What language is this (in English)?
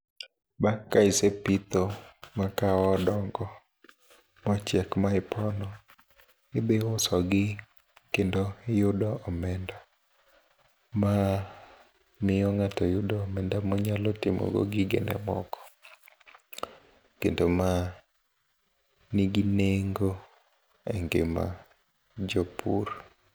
Luo (Kenya and Tanzania)